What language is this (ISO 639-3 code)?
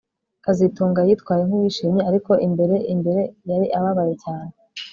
kin